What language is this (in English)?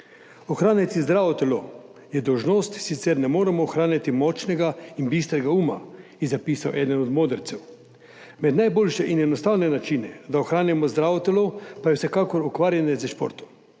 Slovenian